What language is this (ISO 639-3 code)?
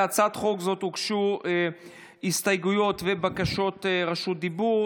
heb